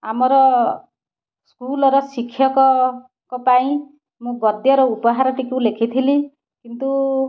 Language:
Odia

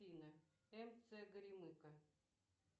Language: Russian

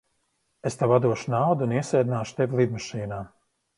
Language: Latvian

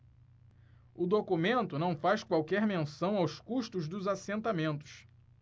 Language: Portuguese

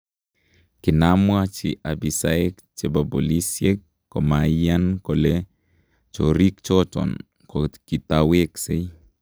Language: Kalenjin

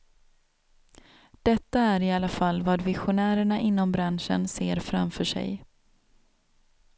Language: Swedish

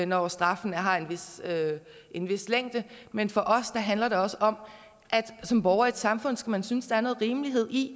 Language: Danish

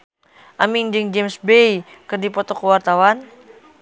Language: Sundanese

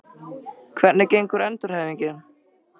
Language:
Icelandic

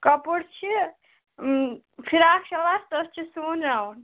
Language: Kashmiri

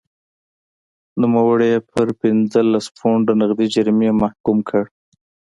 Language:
Pashto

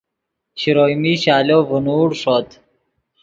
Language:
Yidgha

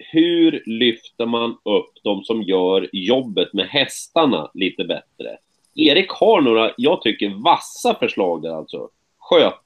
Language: Swedish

